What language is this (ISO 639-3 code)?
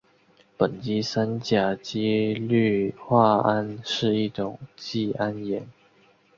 zho